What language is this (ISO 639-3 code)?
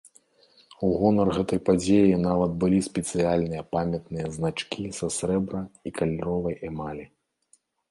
bel